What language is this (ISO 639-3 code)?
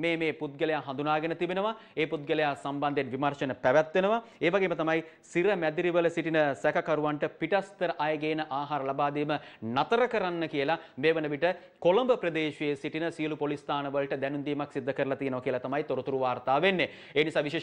tur